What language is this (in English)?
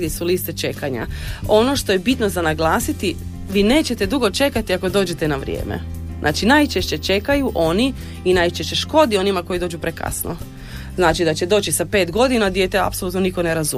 Croatian